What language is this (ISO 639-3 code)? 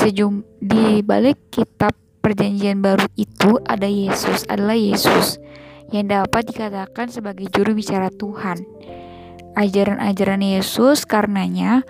ind